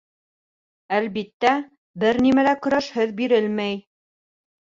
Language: Bashkir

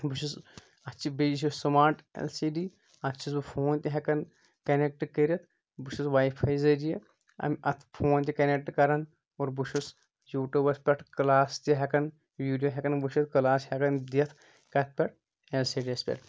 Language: Kashmiri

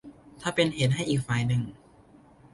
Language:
Thai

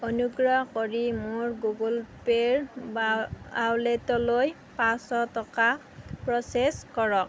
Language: Assamese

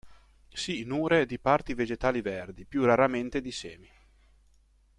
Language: Italian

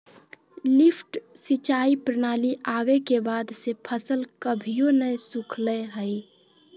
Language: Magahi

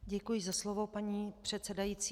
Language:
Czech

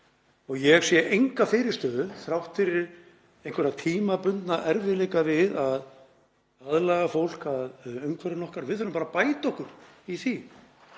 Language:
Icelandic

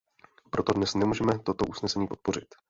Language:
Czech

